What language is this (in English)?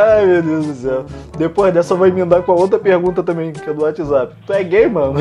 Portuguese